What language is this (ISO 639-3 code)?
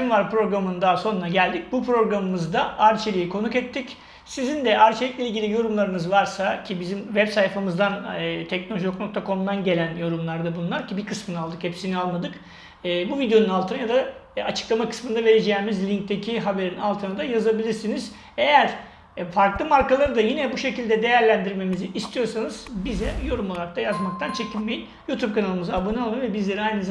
tur